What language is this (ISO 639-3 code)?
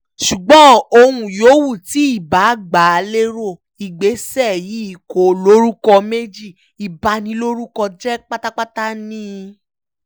yor